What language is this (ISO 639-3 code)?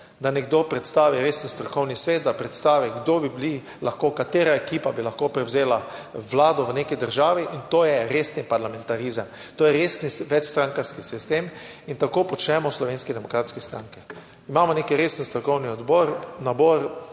slv